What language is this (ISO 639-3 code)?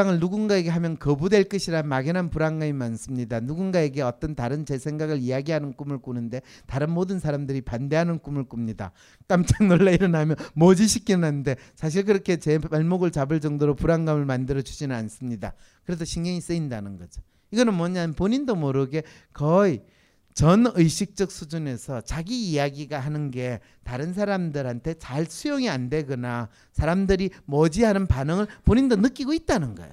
kor